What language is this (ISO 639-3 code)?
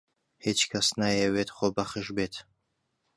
ckb